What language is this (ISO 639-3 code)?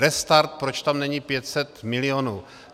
ces